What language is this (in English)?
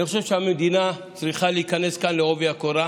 Hebrew